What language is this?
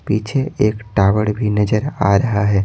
Hindi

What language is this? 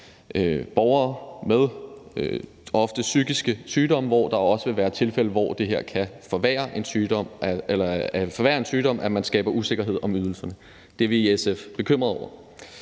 Danish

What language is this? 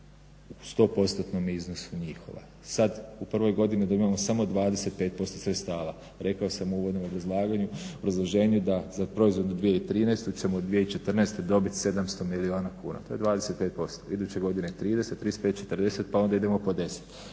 Croatian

